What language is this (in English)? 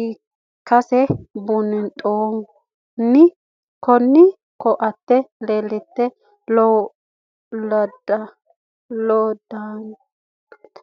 Sidamo